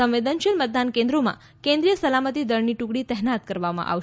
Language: Gujarati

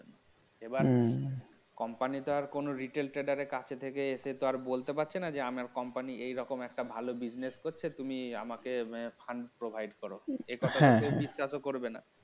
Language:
Bangla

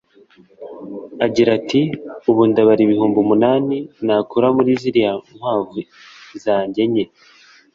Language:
Kinyarwanda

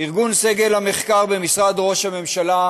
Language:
Hebrew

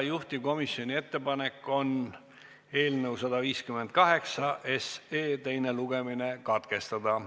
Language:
Estonian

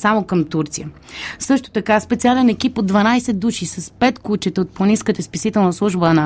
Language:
Bulgarian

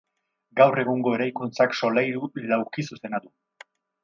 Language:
Basque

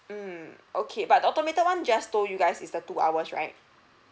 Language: English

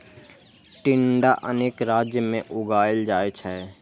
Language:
Maithili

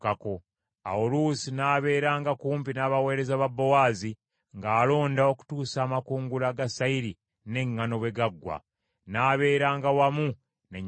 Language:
Ganda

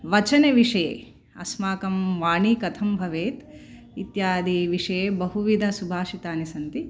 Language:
Sanskrit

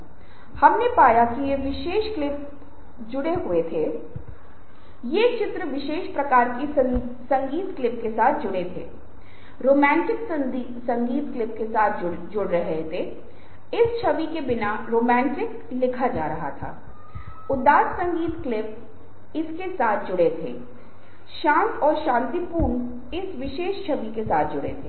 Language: Hindi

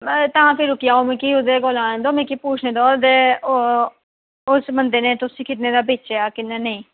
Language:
Dogri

